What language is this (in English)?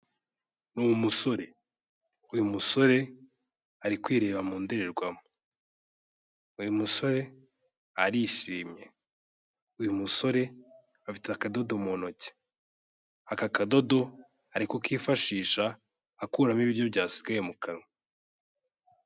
Kinyarwanda